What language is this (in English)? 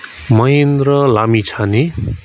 Nepali